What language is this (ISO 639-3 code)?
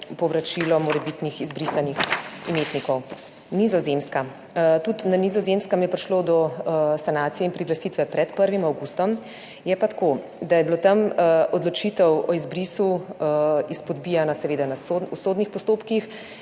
slv